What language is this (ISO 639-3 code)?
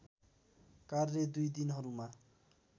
nep